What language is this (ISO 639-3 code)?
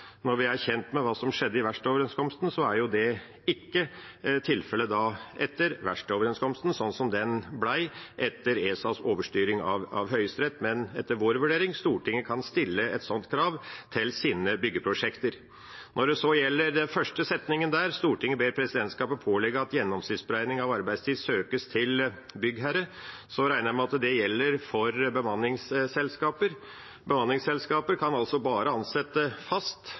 nob